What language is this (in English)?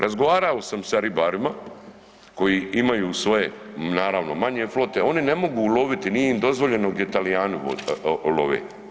Croatian